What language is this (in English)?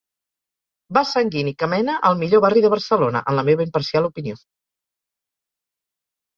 Catalan